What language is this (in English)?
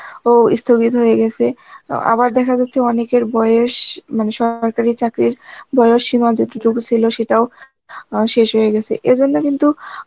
Bangla